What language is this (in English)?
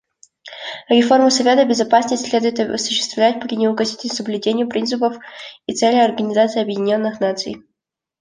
Russian